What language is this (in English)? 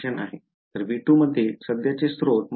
Marathi